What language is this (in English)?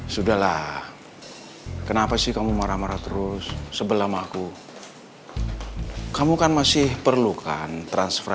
Indonesian